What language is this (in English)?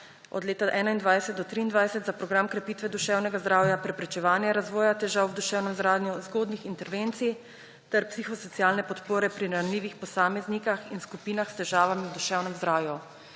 Slovenian